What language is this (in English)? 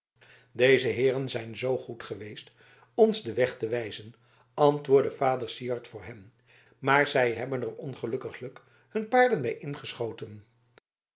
Dutch